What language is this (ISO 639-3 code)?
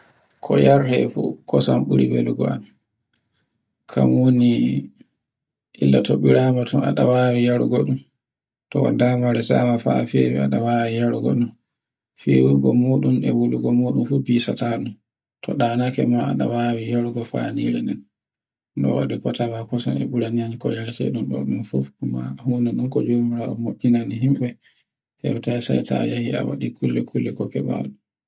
fue